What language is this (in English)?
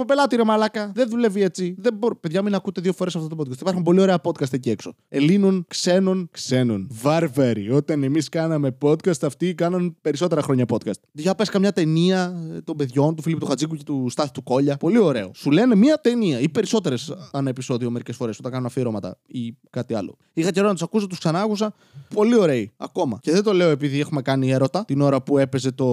Greek